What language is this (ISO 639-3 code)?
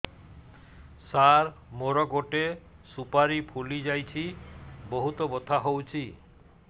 ori